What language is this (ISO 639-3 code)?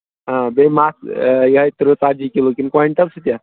kas